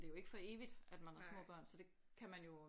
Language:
Danish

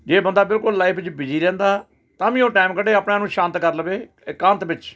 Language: Punjabi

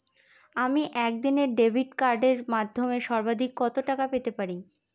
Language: Bangla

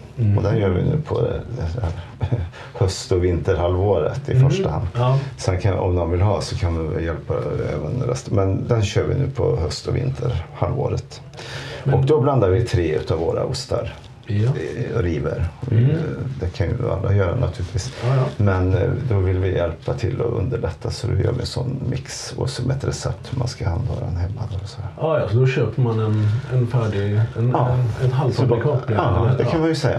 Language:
Swedish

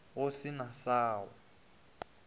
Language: Northern Sotho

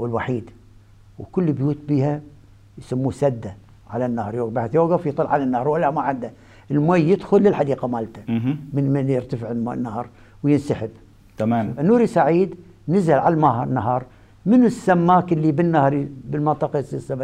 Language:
Arabic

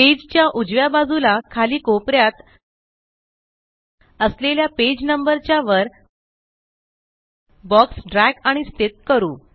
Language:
Marathi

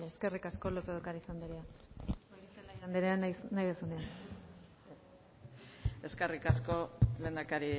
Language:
Basque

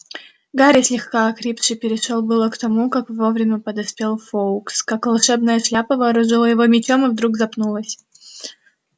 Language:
Russian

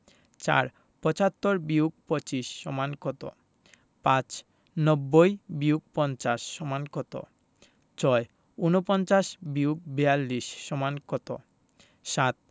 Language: Bangla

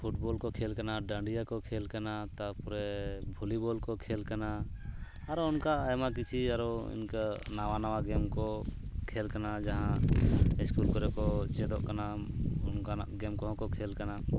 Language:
Santali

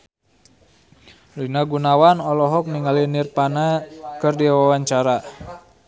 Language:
Sundanese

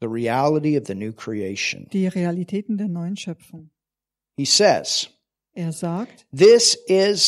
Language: German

